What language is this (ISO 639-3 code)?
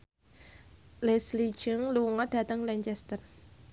jav